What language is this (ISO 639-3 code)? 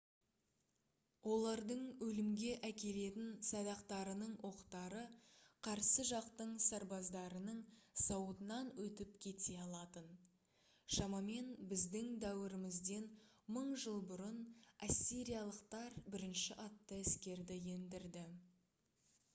kaz